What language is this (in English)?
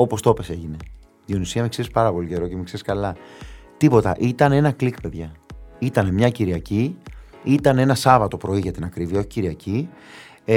Greek